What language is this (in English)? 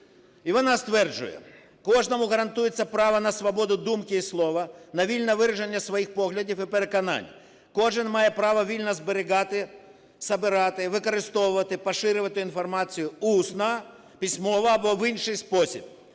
Ukrainian